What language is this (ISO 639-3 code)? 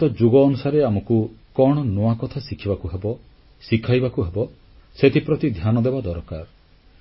ori